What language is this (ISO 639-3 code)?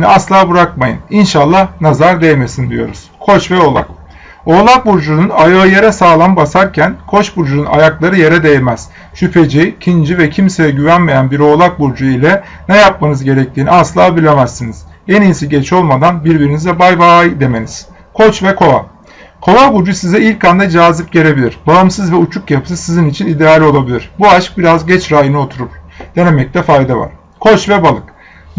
tur